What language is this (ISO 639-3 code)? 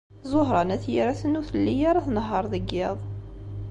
kab